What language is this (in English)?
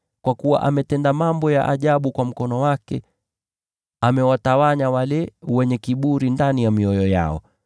Swahili